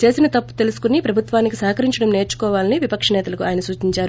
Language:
Telugu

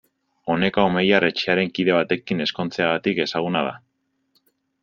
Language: Basque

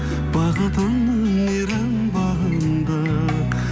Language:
Kazakh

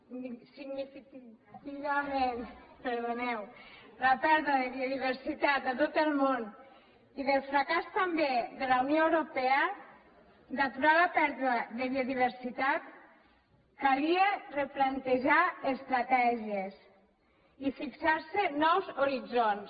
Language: Catalan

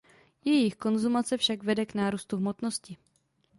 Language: Czech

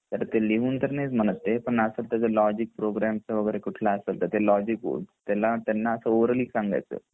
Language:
Marathi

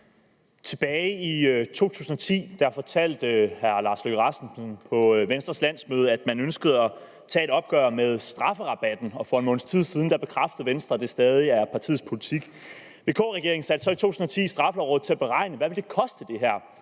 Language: Danish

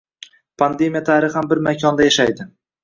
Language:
Uzbek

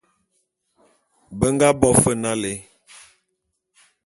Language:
Bulu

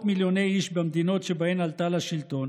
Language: Hebrew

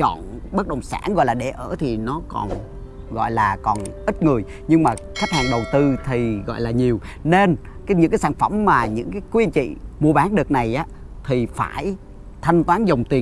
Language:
Vietnamese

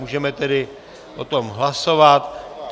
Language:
Czech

